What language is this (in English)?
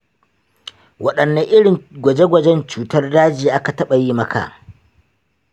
Hausa